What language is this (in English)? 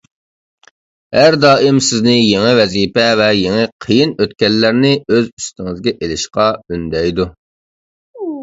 Uyghur